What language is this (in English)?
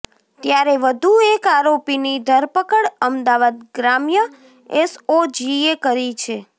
Gujarati